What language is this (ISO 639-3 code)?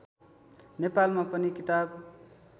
nep